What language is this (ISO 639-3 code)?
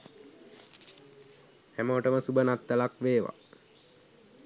sin